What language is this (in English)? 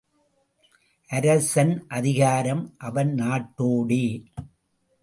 Tamil